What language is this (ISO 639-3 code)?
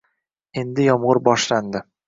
uzb